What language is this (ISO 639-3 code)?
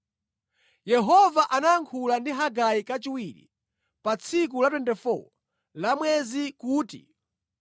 nya